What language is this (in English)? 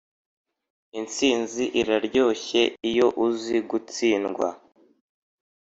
Kinyarwanda